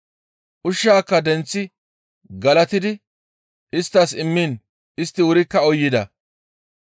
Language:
Gamo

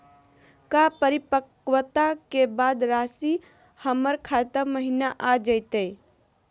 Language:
Magahi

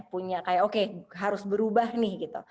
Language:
Indonesian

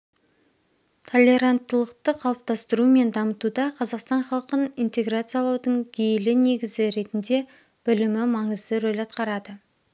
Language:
Kazakh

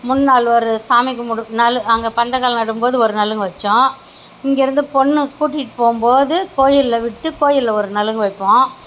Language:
Tamil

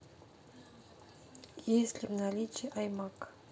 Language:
Russian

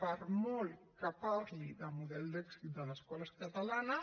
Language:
Catalan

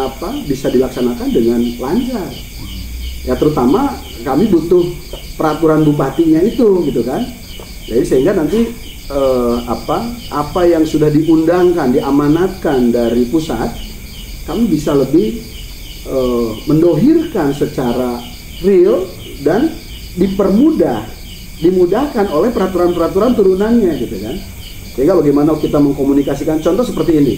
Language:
Indonesian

